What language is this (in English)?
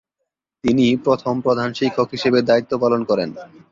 Bangla